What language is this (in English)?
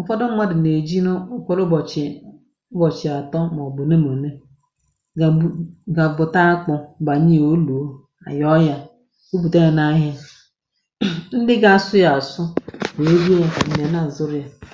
Igbo